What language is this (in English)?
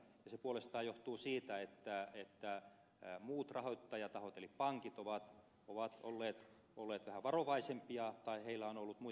Finnish